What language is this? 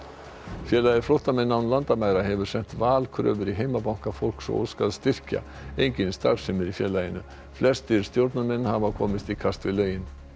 Icelandic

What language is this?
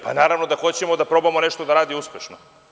Serbian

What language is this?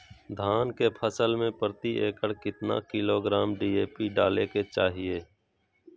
Magahi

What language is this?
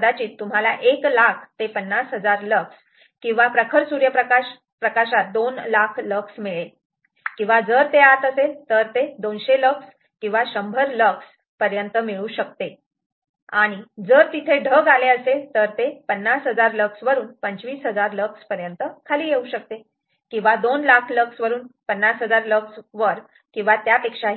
Marathi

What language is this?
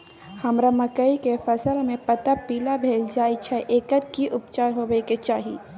Maithili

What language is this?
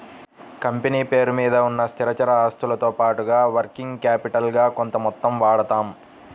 Telugu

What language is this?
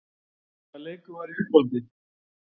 Icelandic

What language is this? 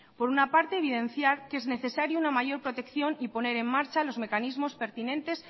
Spanish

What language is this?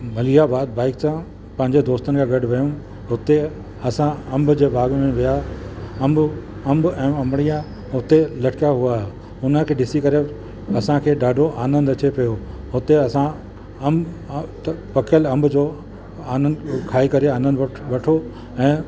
Sindhi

